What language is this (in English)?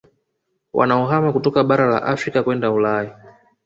Swahili